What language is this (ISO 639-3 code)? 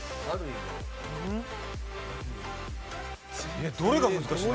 jpn